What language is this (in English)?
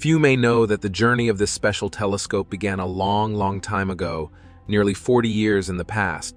English